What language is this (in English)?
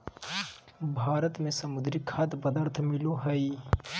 Magahi